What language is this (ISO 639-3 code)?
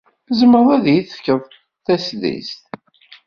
kab